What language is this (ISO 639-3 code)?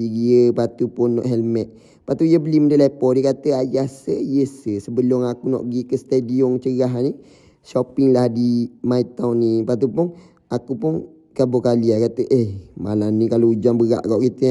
msa